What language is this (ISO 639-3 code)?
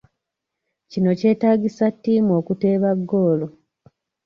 lug